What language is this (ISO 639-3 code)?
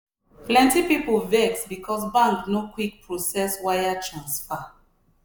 pcm